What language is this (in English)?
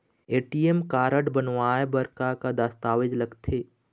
Chhattisgarhi